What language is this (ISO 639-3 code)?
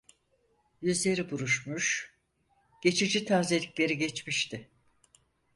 tur